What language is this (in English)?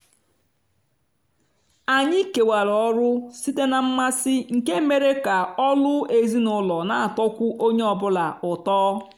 Igbo